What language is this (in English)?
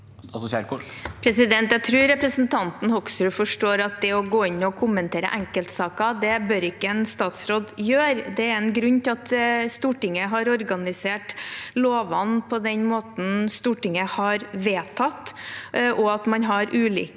Norwegian